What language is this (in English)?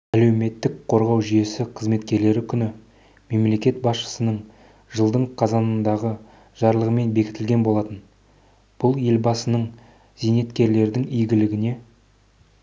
Kazakh